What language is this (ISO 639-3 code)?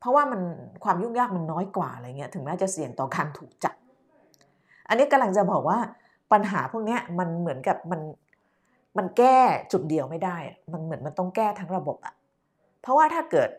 tha